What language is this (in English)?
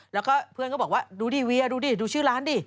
Thai